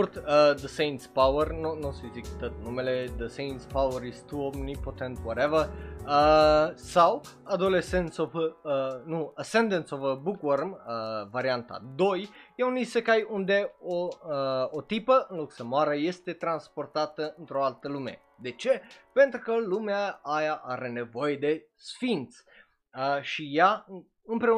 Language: Romanian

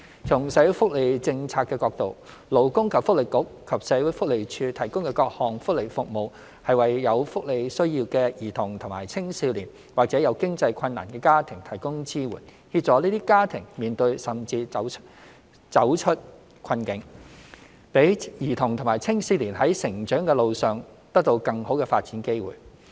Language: Cantonese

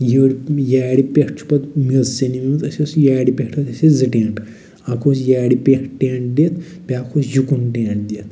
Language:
Kashmiri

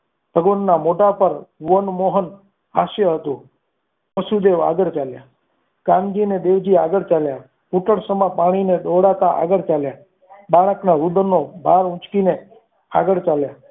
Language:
Gujarati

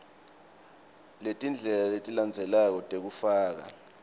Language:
Swati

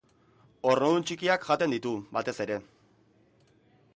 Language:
Basque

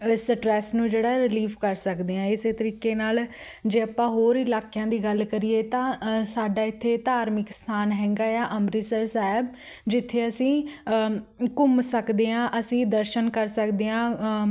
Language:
Punjabi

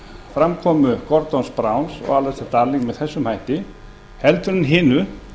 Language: Icelandic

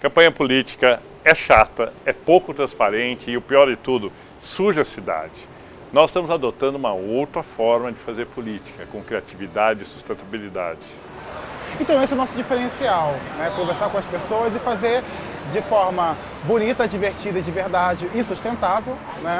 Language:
Portuguese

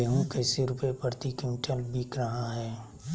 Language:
Magahi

